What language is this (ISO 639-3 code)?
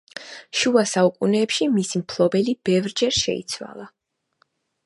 kat